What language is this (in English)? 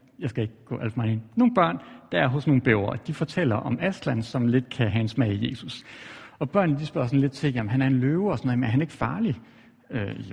Danish